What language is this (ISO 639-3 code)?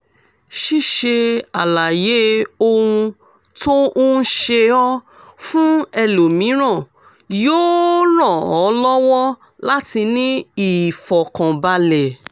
yor